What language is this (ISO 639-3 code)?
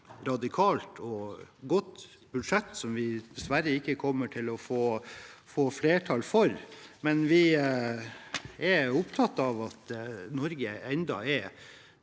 nor